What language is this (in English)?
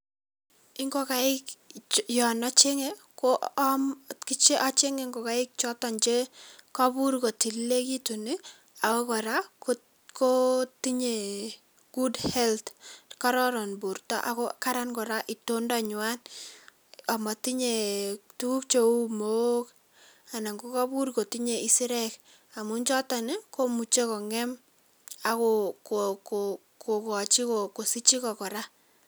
Kalenjin